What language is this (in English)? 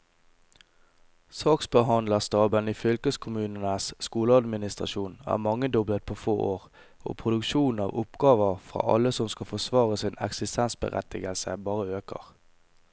Norwegian